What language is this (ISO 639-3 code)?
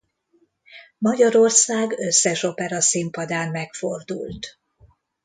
hun